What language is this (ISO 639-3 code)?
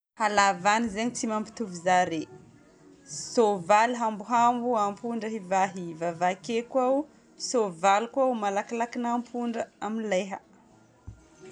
bmm